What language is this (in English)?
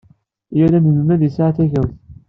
Kabyle